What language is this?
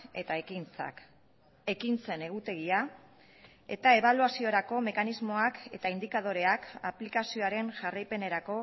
Basque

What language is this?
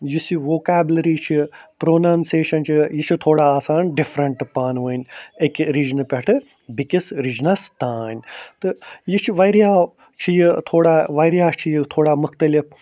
Kashmiri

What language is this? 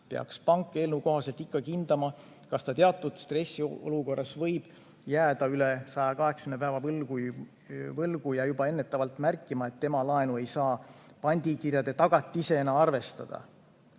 Estonian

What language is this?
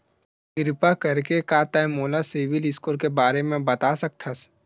Chhattisgarhi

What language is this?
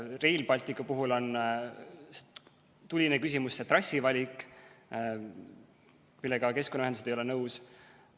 Estonian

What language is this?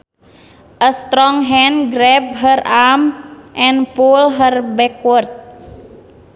Sundanese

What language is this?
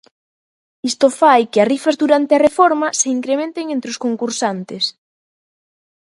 Galician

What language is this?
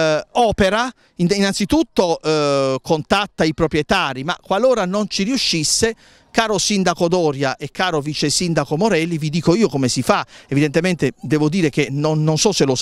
Italian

